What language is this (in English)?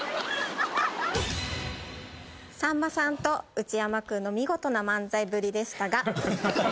Japanese